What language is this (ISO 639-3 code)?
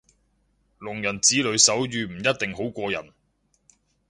yue